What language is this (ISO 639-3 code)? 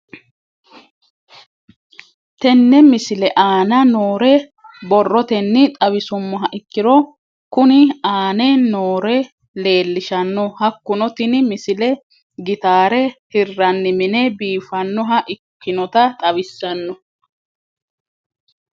sid